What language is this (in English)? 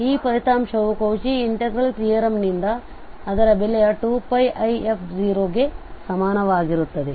Kannada